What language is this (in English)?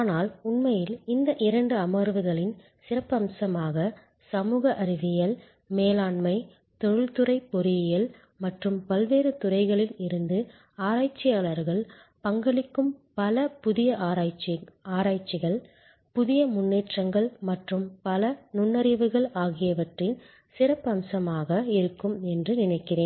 Tamil